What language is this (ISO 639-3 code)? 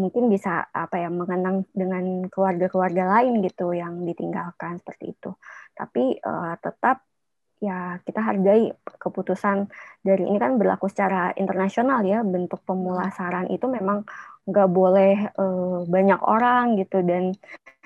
ind